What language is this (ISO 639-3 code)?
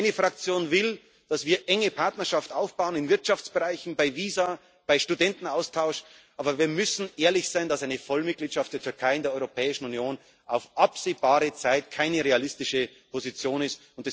deu